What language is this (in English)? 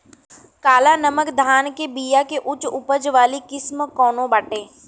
Bhojpuri